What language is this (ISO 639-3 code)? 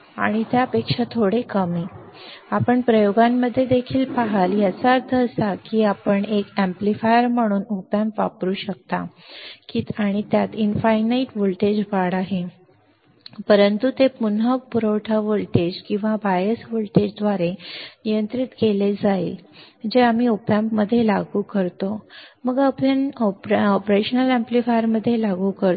mar